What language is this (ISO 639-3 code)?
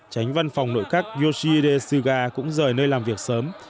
vie